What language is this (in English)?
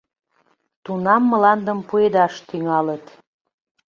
Mari